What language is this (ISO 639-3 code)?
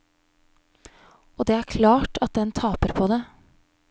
nor